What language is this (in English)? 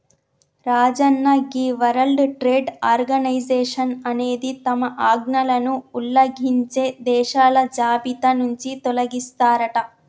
Telugu